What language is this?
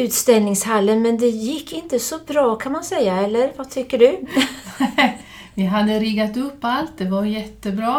Swedish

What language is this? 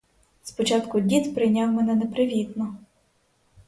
Ukrainian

